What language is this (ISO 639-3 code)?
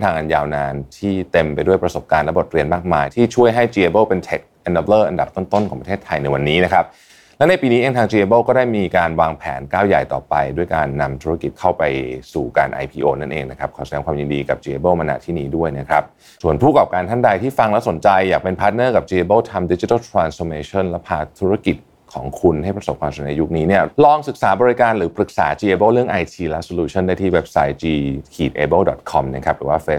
tha